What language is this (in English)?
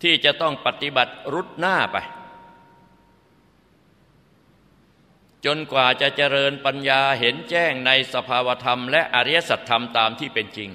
Thai